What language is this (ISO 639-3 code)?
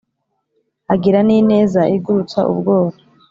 kin